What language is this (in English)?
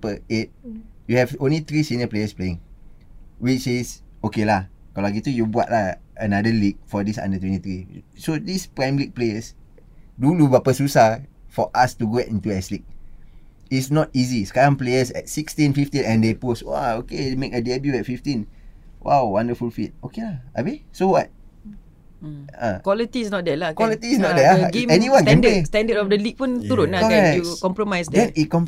Malay